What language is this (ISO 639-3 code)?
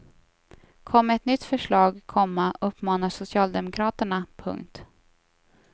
swe